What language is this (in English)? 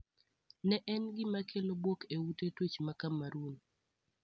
Luo (Kenya and Tanzania)